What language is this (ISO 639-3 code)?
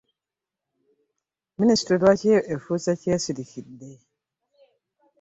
lug